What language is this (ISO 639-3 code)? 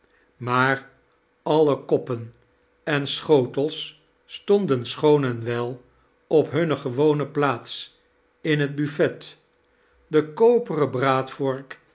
nld